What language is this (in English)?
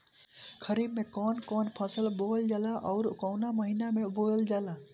Bhojpuri